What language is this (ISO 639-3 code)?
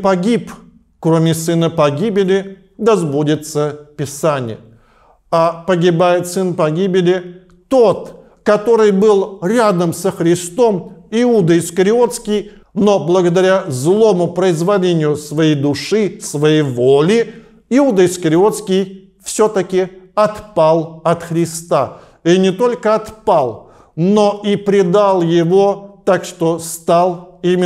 rus